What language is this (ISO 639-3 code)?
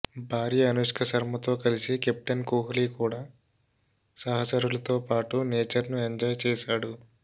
tel